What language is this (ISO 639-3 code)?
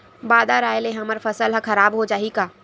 hne